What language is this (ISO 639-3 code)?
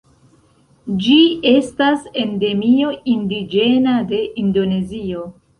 epo